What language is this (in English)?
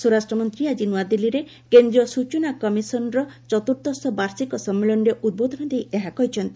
Odia